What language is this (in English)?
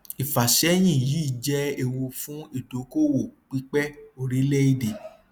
Yoruba